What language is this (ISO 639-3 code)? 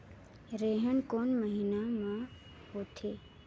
hne